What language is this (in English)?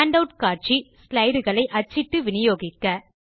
Tamil